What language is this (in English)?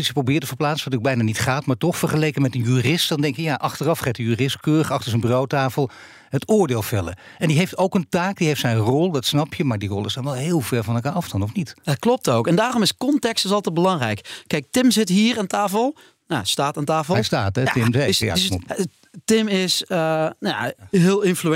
Dutch